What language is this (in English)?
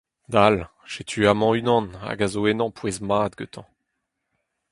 Breton